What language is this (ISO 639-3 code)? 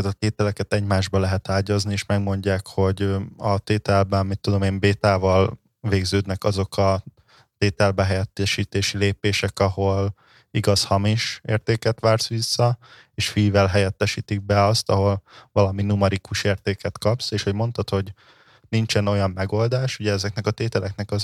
hun